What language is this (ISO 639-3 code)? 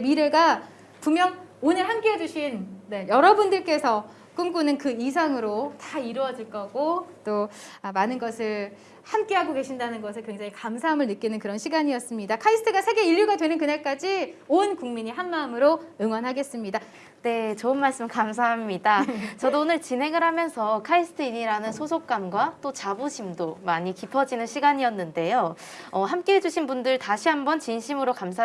kor